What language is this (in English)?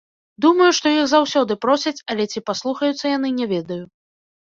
Belarusian